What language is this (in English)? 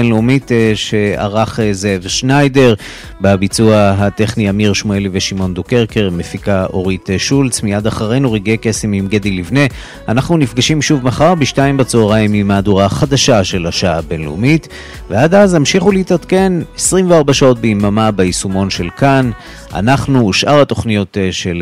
Hebrew